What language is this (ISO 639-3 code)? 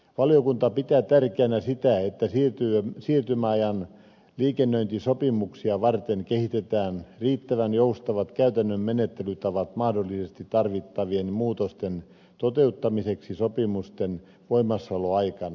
fin